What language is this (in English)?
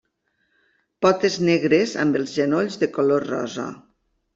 Catalan